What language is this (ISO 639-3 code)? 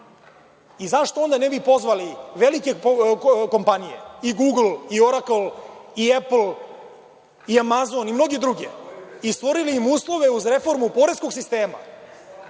srp